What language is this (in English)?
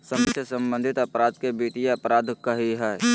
Magahi